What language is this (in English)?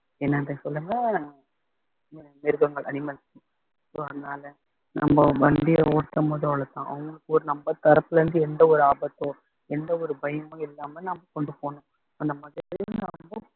Tamil